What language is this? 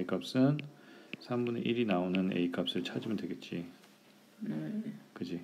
Korean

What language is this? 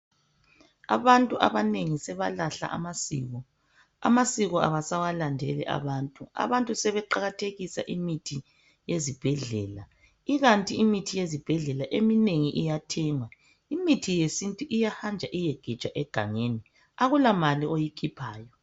North Ndebele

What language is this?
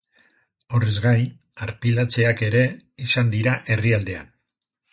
Basque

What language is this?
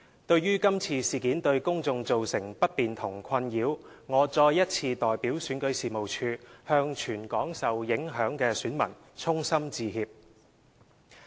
Cantonese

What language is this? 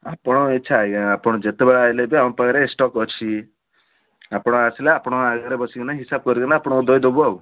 Odia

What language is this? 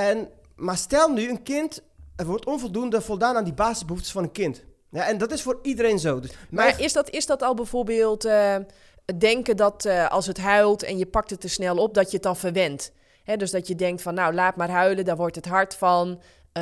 Dutch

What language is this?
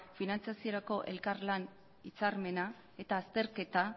Basque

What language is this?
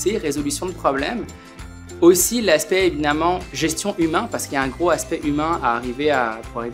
French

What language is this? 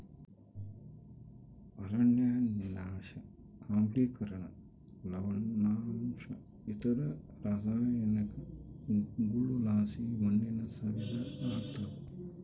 Kannada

